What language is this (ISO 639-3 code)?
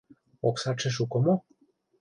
chm